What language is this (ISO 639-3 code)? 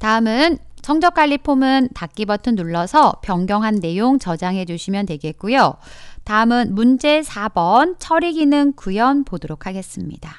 kor